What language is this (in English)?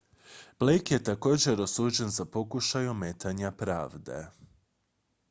Croatian